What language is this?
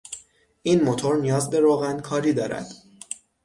Persian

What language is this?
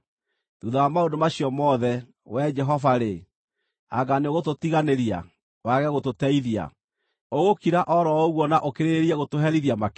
Kikuyu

